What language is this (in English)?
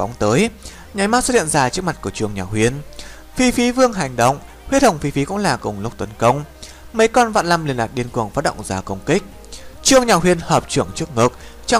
Vietnamese